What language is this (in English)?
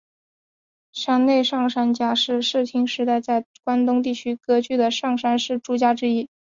Chinese